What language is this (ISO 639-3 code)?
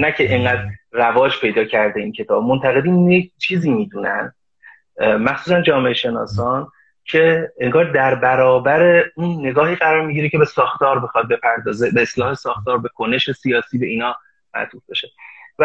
fas